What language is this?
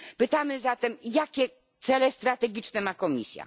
Polish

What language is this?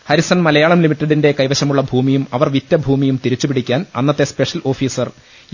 Malayalam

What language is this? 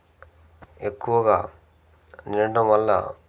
Telugu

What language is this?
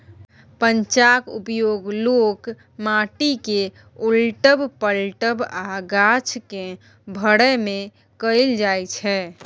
Maithili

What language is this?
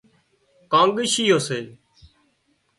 Wadiyara Koli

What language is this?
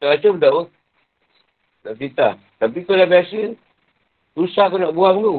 Malay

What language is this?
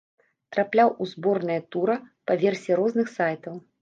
Belarusian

